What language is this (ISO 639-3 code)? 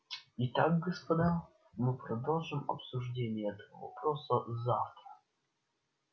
rus